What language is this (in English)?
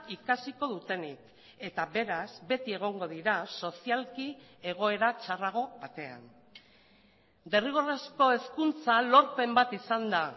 Basque